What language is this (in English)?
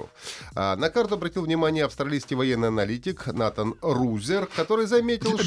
Russian